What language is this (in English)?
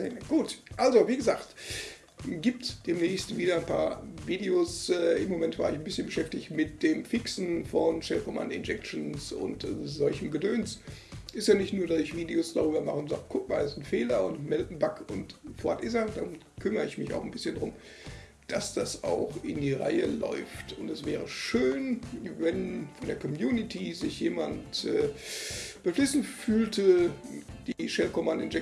German